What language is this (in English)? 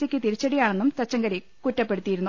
Malayalam